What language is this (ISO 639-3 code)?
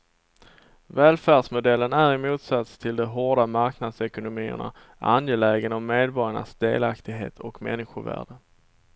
swe